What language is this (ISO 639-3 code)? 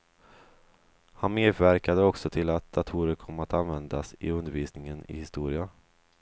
swe